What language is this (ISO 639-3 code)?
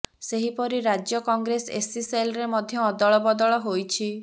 ori